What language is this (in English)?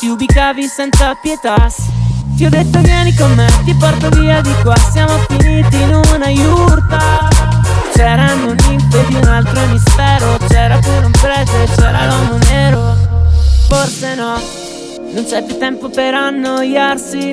Italian